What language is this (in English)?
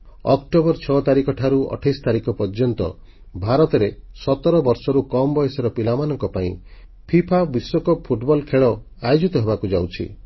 Odia